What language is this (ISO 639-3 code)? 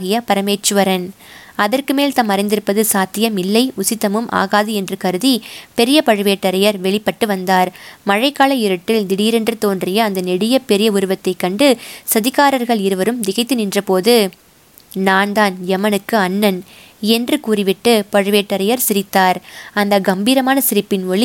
tam